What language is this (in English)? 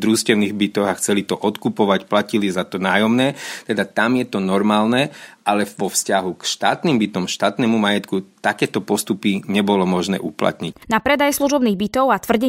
Slovak